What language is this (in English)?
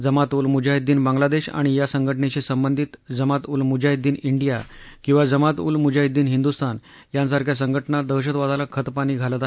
Marathi